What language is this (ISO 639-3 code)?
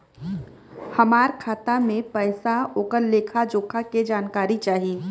bho